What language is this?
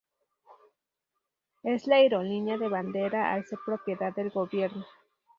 Spanish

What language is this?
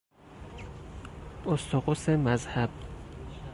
Persian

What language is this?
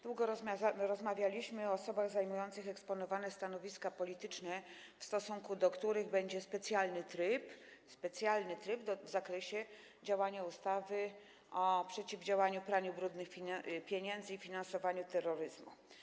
Polish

